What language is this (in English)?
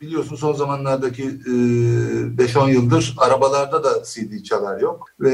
Turkish